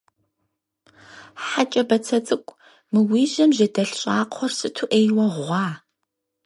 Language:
Kabardian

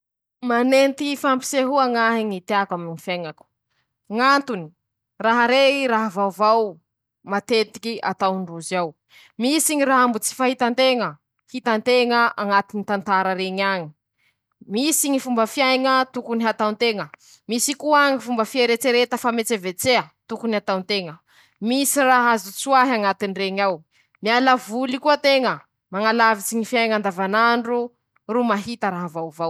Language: Masikoro Malagasy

